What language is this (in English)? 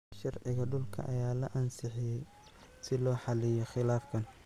Somali